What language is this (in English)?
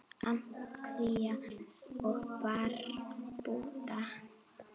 Icelandic